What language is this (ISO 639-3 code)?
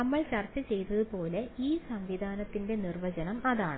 mal